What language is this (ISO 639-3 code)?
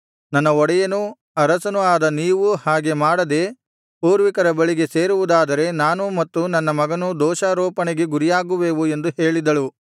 kan